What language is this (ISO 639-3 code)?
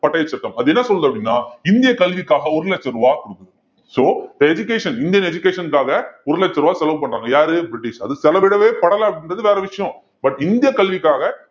tam